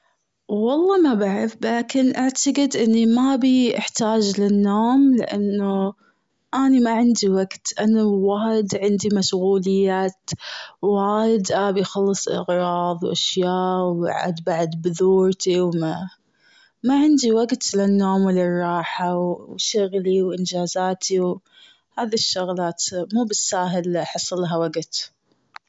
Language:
Gulf Arabic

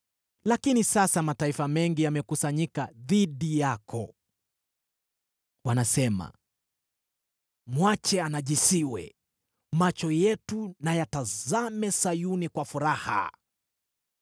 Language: Swahili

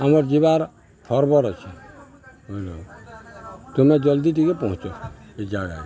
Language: Odia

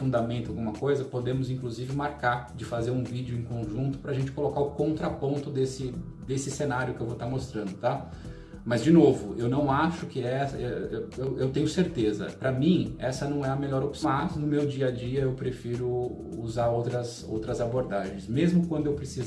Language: Portuguese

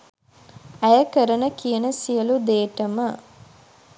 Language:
Sinhala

